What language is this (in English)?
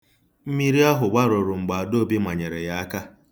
Igbo